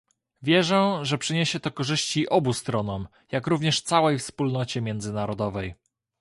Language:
Polish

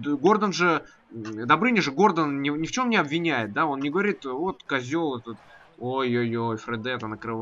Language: Russian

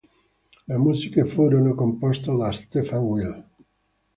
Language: Italian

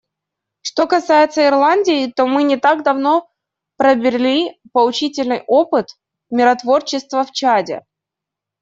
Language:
Russian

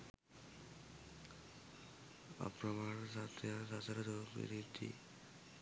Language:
Sinhala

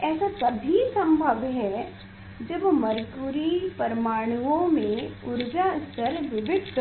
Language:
Hindi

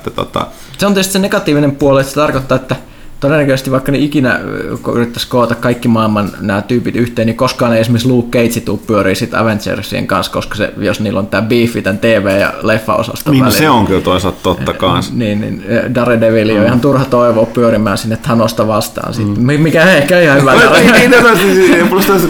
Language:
Finnish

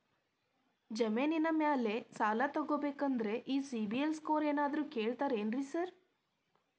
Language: Kannada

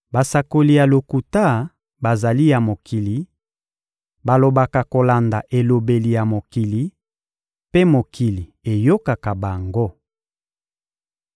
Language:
Lingala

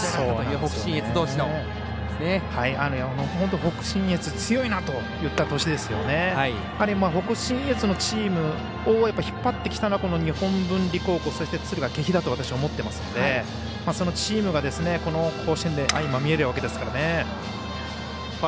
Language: Japanese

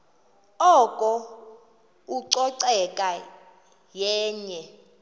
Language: Xhosa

